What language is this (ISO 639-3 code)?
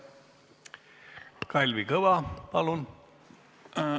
est